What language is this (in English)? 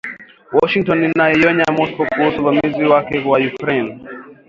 Swahili